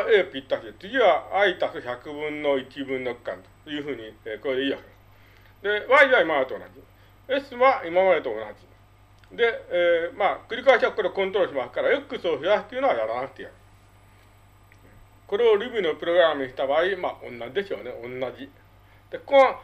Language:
Japanese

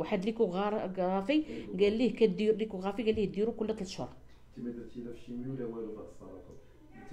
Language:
Arabic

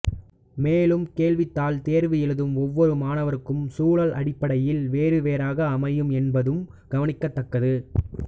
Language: Tamil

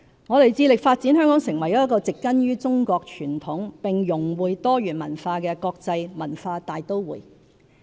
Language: Cantonese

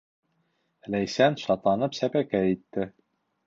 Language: Bashkir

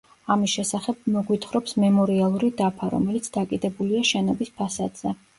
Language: Georgian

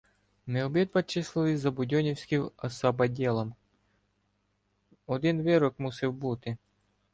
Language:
Ukrainian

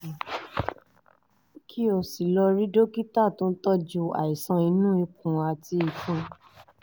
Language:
Yoruba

